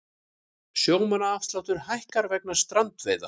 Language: Icelandic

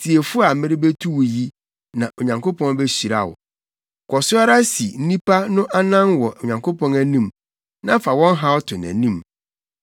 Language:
Akan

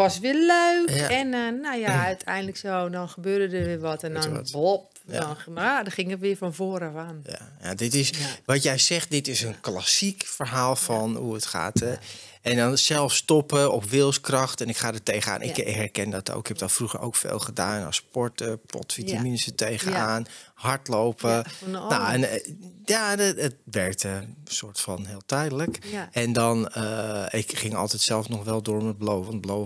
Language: Dutch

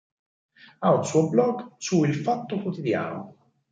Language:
Italian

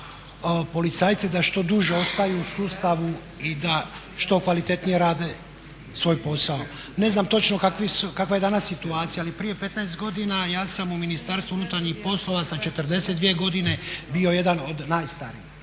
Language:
Croatian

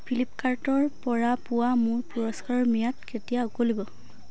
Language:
Assamese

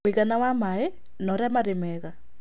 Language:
Kikuyu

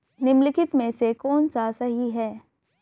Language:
Hindi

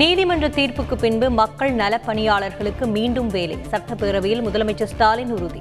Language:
Tamil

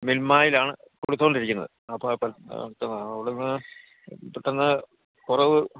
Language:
Malayalam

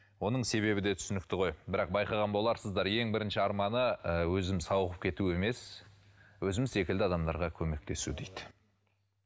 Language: Kazakh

